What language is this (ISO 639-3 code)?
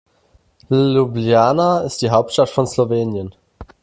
deu